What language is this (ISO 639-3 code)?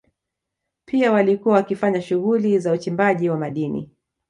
swa